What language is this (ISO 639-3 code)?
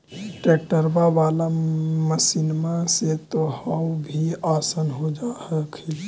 mag